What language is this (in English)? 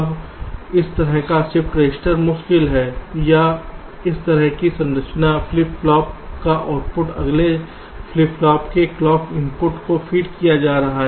Hindi